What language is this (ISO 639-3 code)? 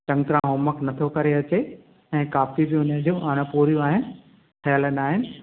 snd